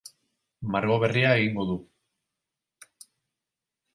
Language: Basque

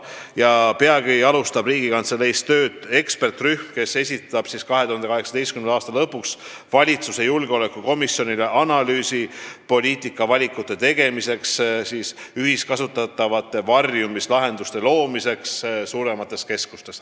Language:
Estonian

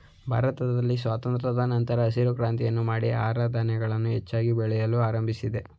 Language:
Kannada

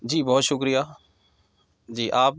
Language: Urdu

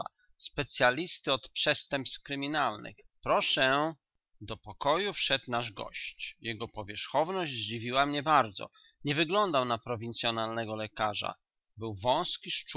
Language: Polish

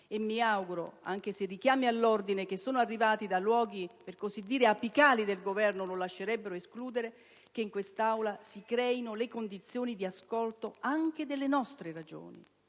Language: Italian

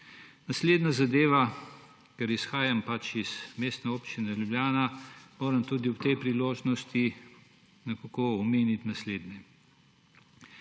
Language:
Slovenian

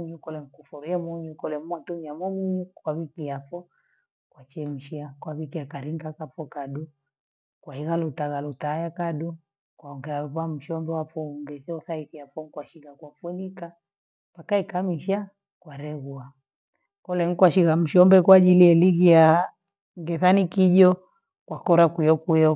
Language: Gweno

